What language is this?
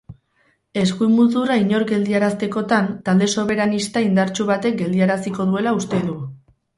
Basque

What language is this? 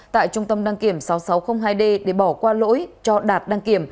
Vietnamese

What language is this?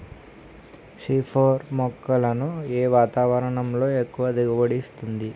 Telugu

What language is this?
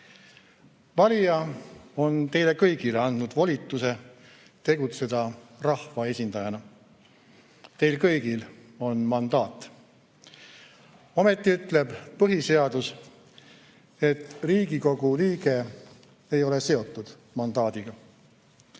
Estonian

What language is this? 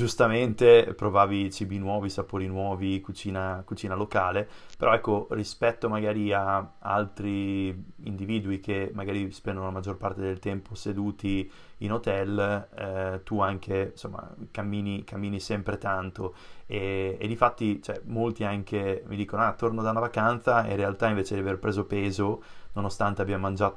Italian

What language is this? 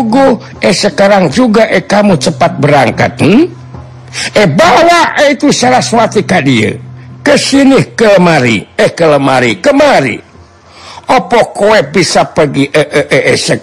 Indonesian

